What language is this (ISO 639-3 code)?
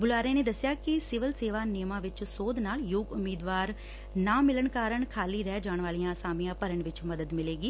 pan